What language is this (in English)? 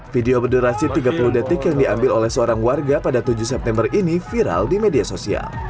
Indonesian